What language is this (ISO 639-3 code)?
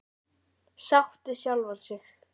isl